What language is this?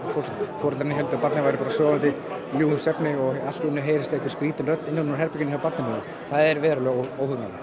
Icelandic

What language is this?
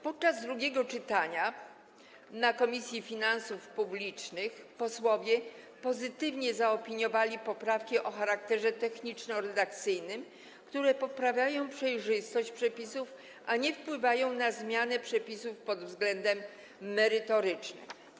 Polish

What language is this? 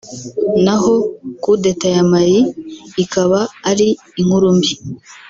Kinyarwanda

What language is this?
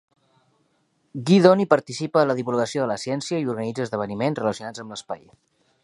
Catalan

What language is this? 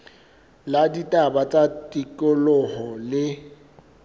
Southern Sotho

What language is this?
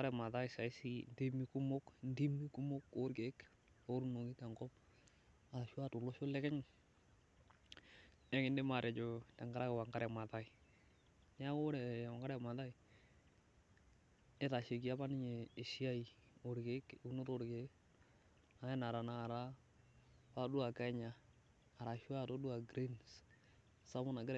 Masai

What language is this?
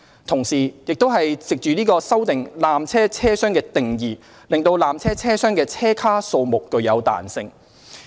Cantonese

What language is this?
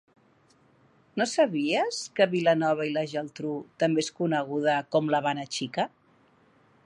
Catalan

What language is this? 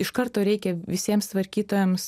Lithuanian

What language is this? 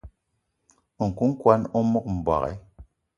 Eton (Cameroon)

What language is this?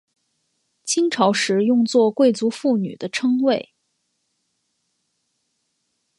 Chinese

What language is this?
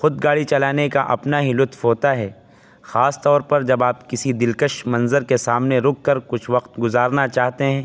Urdu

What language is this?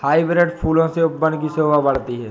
Hindi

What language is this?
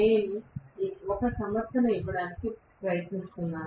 Telugu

